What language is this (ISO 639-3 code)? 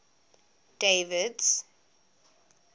eng